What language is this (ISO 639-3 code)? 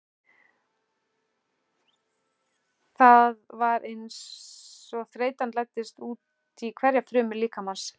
isl